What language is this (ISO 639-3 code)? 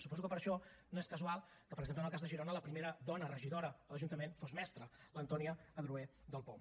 cat